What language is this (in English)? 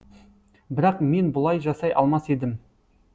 Kazakh